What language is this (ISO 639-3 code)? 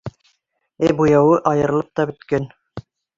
bak